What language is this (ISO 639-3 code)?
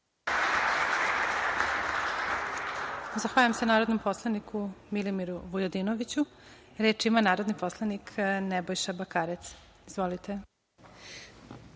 srp